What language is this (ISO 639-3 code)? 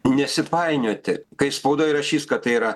lit